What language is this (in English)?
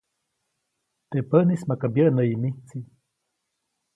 Copainalá Zoque